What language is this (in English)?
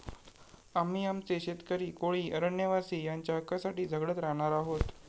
Marathi